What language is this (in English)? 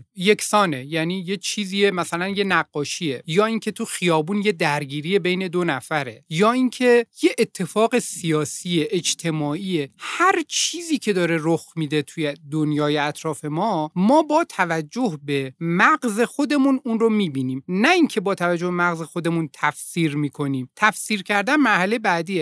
Persian